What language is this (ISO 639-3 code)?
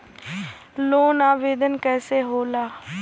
bho